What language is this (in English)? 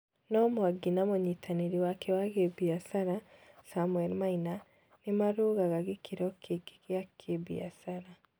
Kikuyu